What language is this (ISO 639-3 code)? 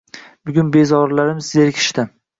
uzb